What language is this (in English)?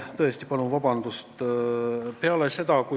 Estonian